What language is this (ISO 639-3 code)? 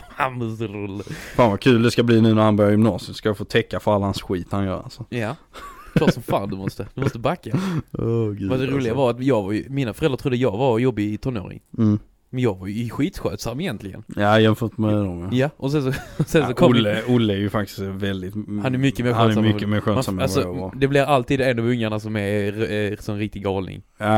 swe